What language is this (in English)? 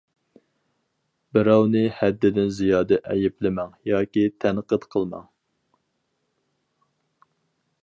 Uyghur